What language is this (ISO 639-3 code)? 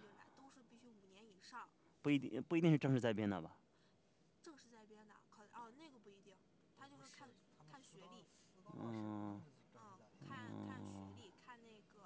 zho